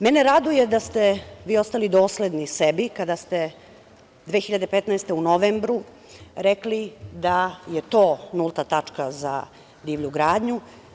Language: Serbian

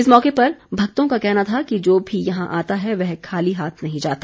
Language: Hindi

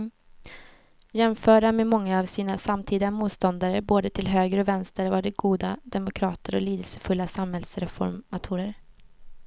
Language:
Swedish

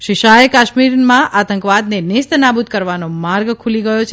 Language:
Gujarati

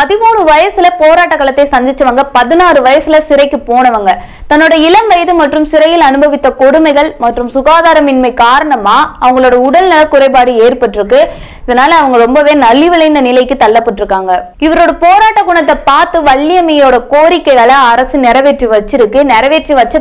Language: English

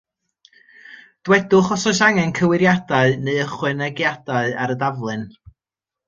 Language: Welsh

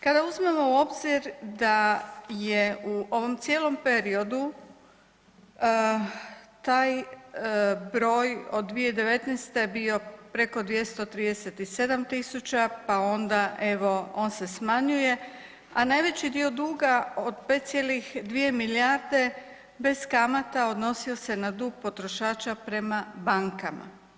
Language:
Croatian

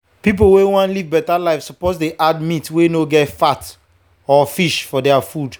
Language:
Nigerian Pidgin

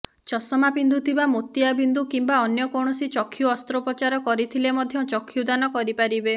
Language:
Odia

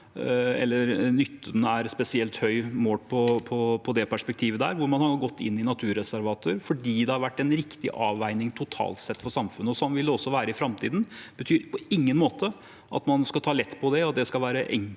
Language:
Norwegian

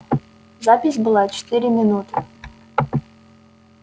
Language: Russian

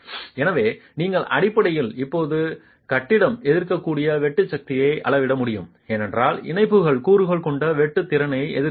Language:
Tamil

